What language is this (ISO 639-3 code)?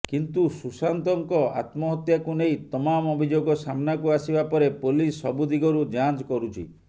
ori